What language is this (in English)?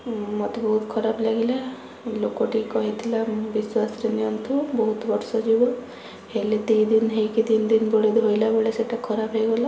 Odia